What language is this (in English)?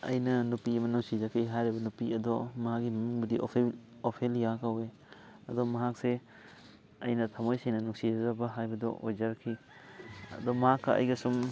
Manipuri